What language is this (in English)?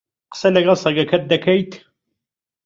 Central Kurdish